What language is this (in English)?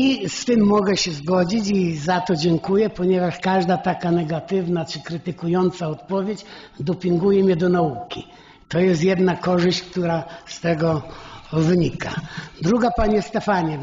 Polish